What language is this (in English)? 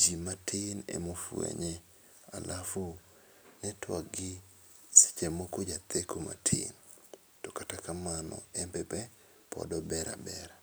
Luo (Kenya and Tanzania)